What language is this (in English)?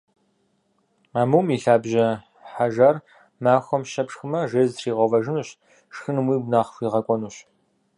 Kabardian